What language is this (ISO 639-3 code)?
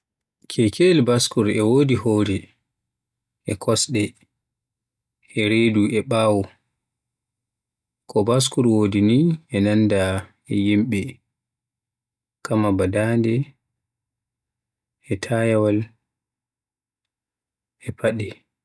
fuh